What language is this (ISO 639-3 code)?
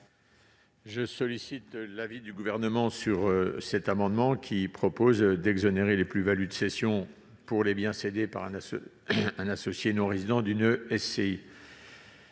fra